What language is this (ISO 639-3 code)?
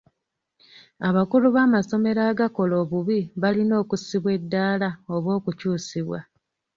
lug